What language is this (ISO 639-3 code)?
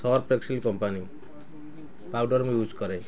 ori